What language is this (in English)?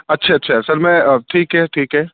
Urdu